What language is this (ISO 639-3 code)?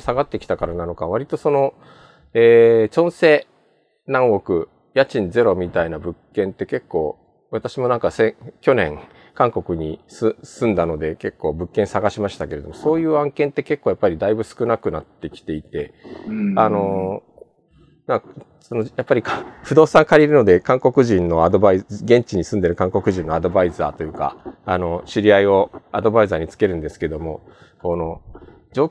jpn